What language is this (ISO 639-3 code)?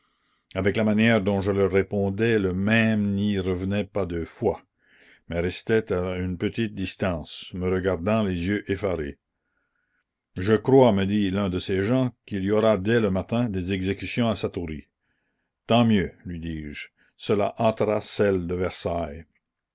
fra